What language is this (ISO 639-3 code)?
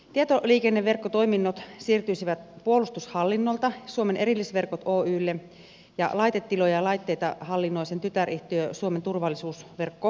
fin